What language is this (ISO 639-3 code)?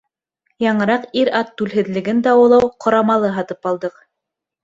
bak